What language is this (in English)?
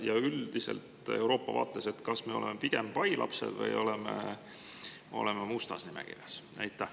Estonian